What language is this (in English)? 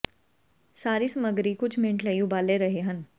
Punjabi